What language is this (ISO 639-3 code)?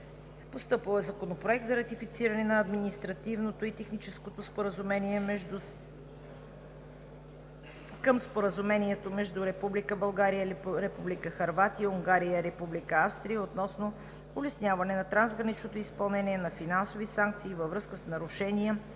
bul